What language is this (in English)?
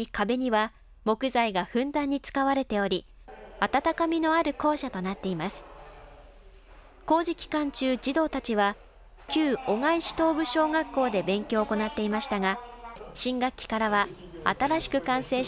Japanese